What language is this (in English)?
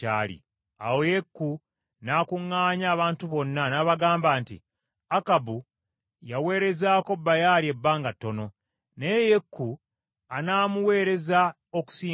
Ganda